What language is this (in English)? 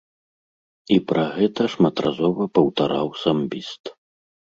Belarusian